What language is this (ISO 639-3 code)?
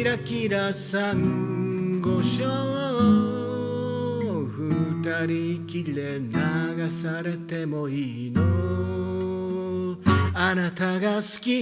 jpn